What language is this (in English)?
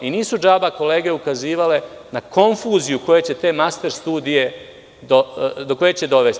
Serbian